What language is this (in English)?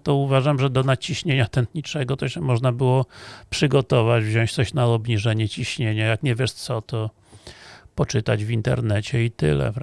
Polish